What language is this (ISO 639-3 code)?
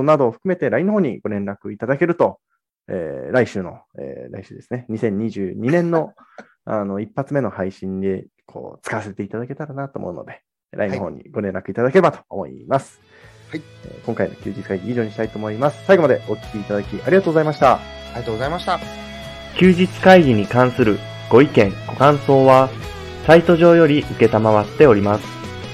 jpn